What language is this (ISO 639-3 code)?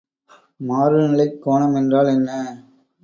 tam